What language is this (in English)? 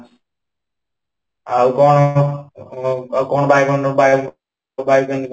Odia